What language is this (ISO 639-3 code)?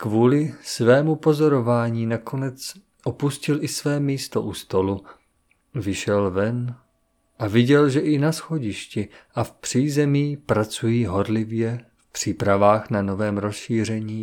ces